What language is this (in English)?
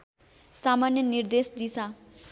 Nepali